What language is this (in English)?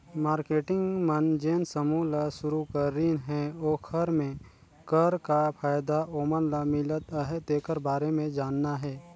Chhattisgarhi